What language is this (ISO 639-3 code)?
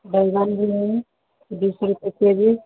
hin